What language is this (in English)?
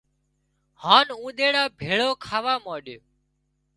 Wadiyara Koli